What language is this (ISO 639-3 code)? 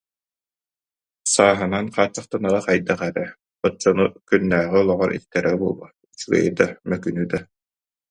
sah